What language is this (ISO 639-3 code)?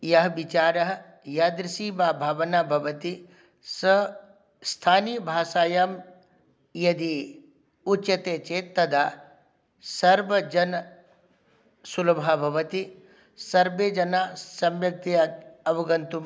san